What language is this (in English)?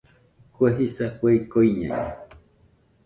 Nüpode Huitoto